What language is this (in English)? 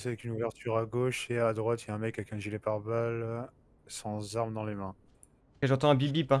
French